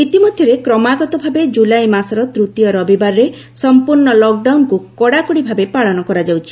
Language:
Odia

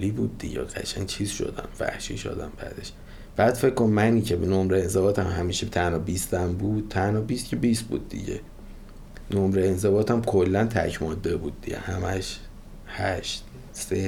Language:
Persian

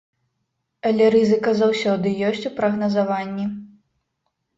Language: Belarusian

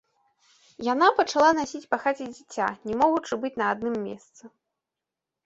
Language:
Belarusian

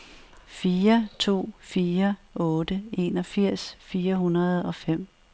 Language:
Danish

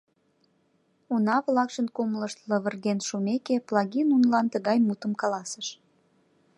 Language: Mari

